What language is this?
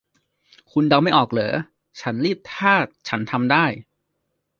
Thai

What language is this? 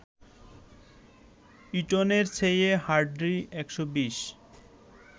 Bangla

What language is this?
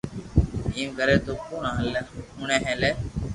Loarki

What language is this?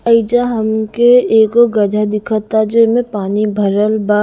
Bhojpuri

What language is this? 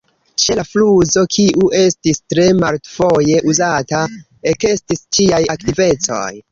Esperanto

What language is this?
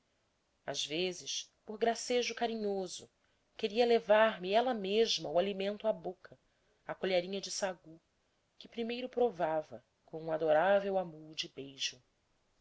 Portuguese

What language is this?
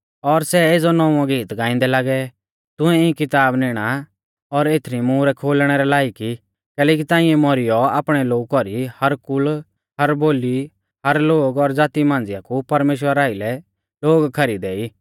Mahasu Pahari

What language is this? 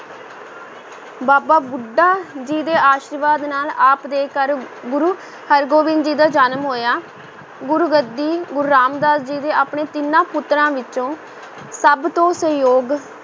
Punjabi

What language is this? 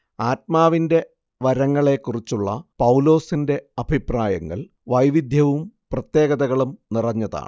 Malayalam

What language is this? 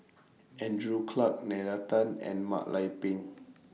English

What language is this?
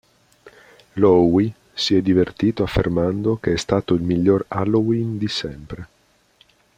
Italian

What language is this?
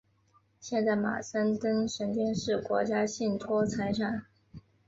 Chinese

